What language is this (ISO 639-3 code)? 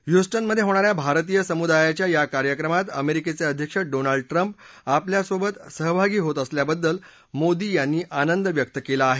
mar